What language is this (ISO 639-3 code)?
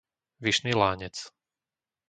slk